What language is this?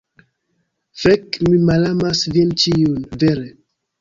Esperanto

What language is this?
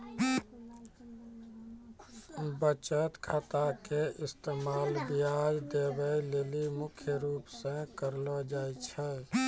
Maithili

